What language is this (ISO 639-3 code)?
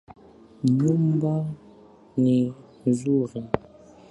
swa